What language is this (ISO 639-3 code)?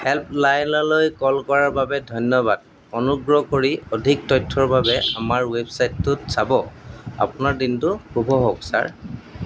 asm